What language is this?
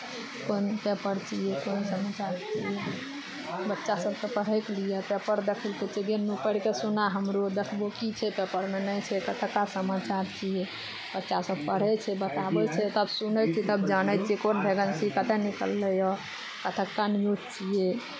Maithili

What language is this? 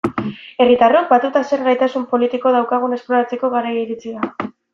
Basque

